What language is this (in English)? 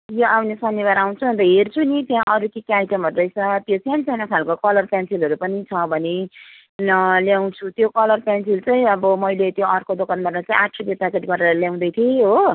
Nepali